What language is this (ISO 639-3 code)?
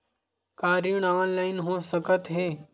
hne